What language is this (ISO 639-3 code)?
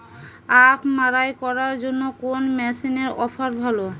ben